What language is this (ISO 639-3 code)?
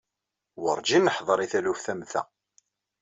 kab